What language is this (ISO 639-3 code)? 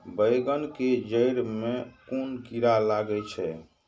mai